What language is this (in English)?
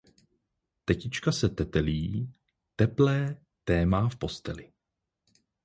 Czech